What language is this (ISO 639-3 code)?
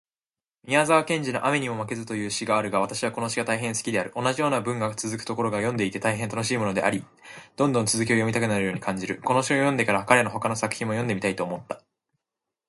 jpn